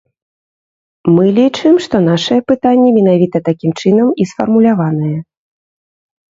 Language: Belarusian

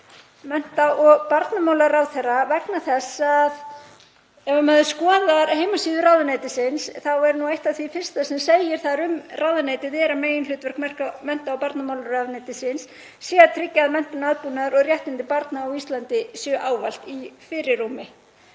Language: Icelandic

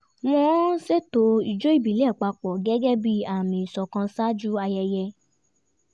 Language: Yoruba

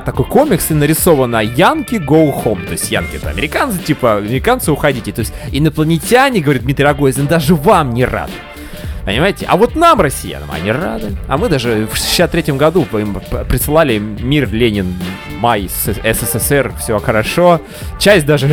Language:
Russian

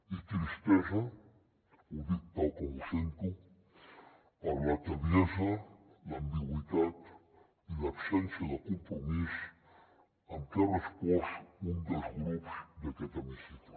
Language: Catalan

